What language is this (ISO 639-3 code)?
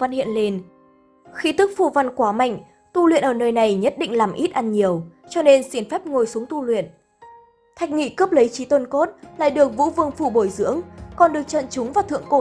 vie